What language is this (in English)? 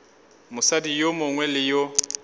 Northern Sotho